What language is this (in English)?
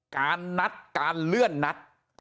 Thai